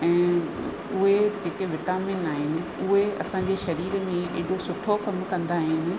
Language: Sindhi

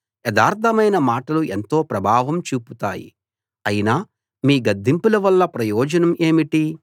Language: Telugu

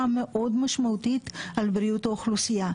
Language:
Hebrew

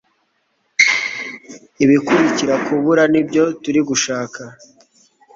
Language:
Kinyarwanda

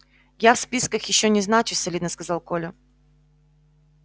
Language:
Russian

